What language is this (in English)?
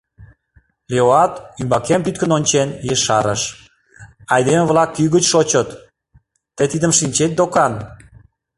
Mari